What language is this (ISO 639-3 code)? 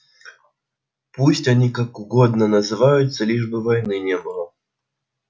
rus